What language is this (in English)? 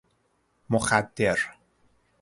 Persian